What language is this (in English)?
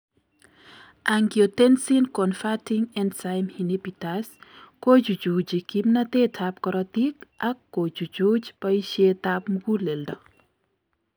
Kalenjin